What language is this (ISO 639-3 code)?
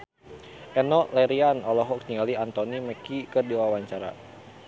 sun